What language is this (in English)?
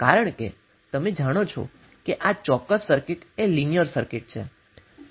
Gujarati